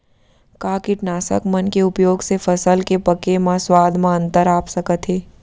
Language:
Chhattisgarhi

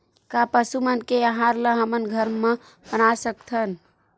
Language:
Chhattisgarhi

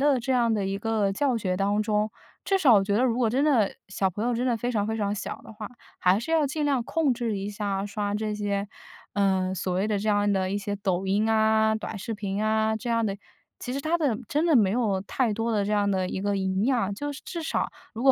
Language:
Chinese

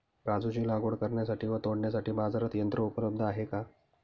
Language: Marathi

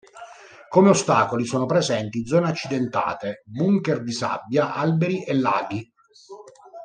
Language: Italian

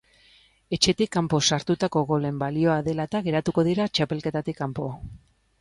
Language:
Basque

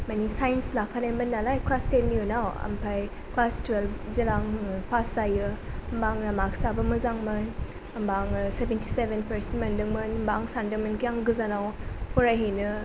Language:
Bodo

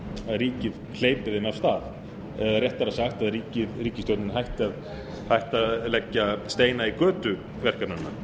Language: Icelandic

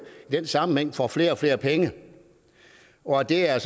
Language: Danish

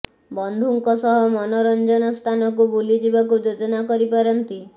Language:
Odia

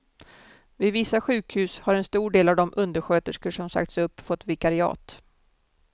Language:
Swedish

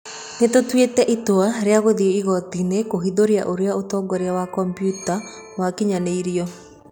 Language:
Kikuyu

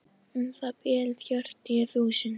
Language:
Icelandic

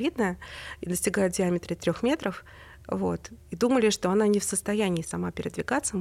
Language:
Russian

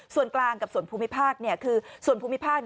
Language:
Thai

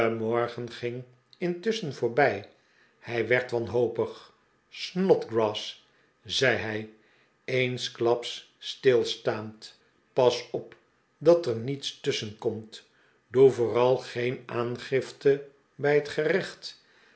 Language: Dutch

